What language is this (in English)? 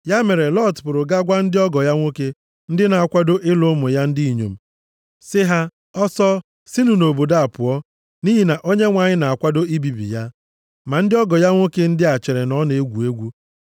Igbo